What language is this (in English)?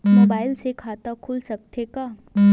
Chhattisgarhi